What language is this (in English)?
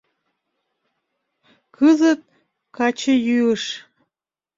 Mari